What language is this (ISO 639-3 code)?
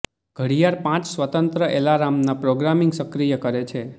guj